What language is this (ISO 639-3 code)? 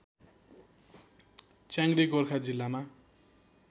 nep